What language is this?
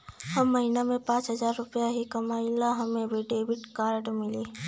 Bhojpuri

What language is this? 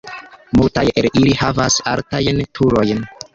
Esperanto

